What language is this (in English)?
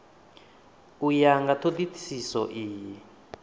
Venda